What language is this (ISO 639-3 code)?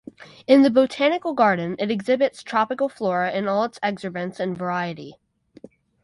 eng